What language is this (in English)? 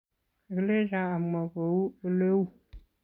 Kalenjin